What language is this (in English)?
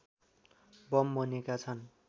Nepali